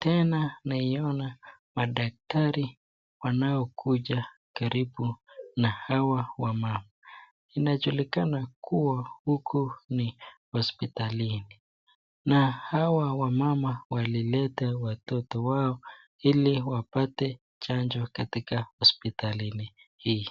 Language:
Swahili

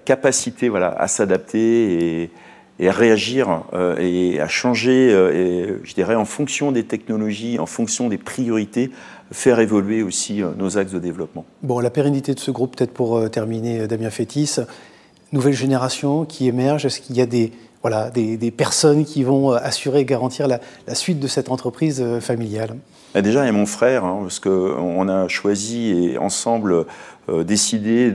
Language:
French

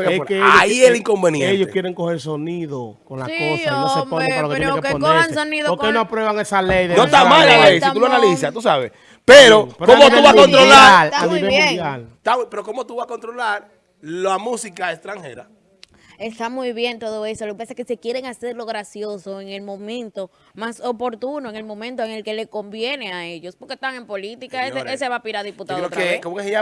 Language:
Spanish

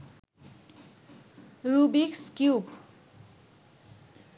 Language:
Bangla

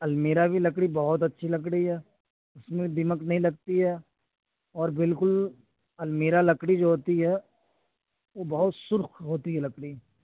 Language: Urdu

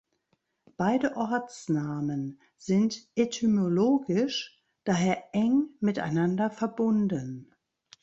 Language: German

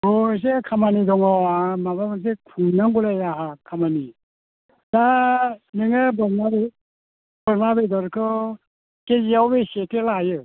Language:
Bodo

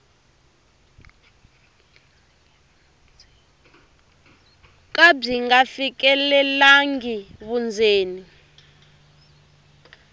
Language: Tsonga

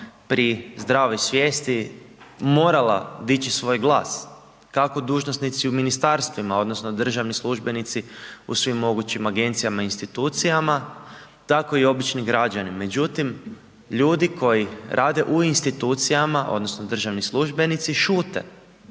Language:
Croatian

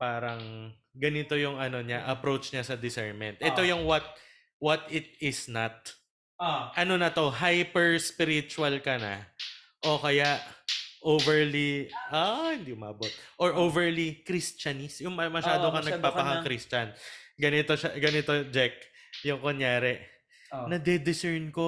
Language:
Filipino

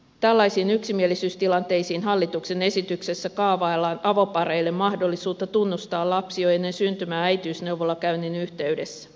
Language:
Finnish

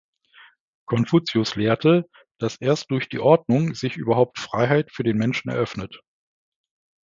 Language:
German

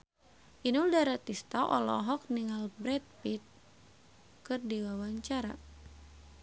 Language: Sundanese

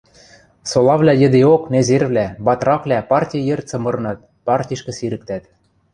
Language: Western Mari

